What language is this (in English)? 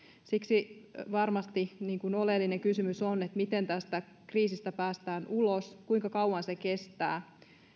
Finnish